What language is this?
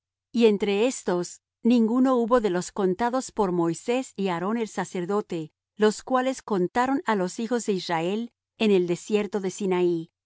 Spanish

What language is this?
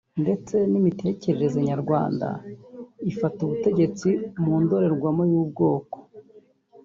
Kinyarwanda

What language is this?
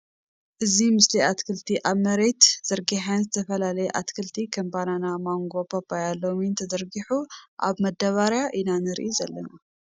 Tigrinya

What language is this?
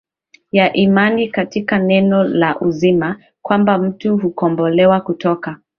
Swahili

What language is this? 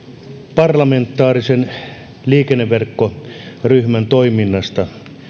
Finnish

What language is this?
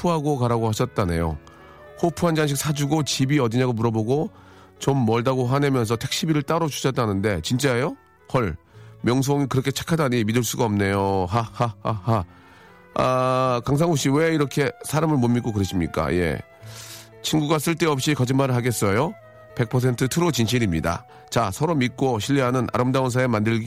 Korean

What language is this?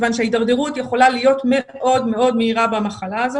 Hebrew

